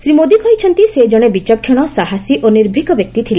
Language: Odia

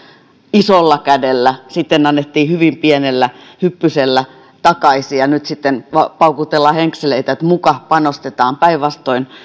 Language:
Finnish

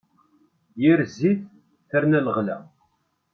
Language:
Kabyle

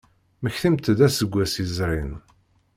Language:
Kabyle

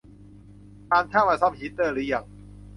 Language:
Thai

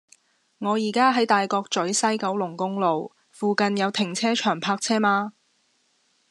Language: Cantonese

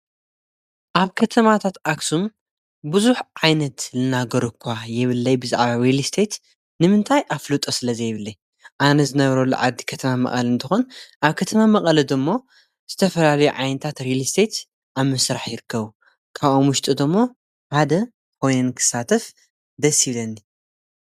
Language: Tigrinya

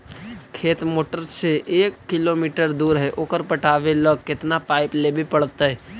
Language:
Magahi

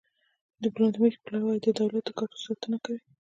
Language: Pashto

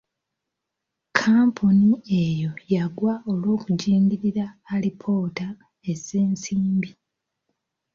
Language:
Ganda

